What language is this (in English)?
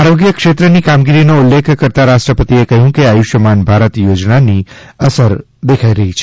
Gujarati